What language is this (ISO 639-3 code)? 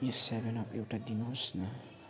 nep